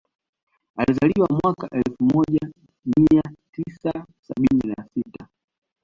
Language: Swahili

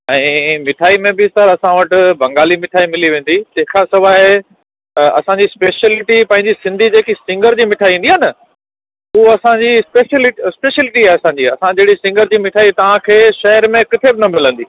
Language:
Sindhi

